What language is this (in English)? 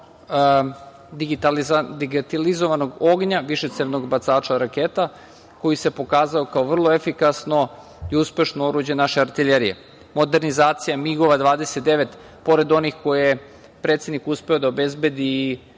Serbian